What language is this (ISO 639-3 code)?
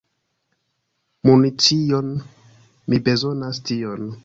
epo